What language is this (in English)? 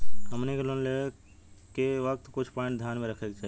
Bhojpuri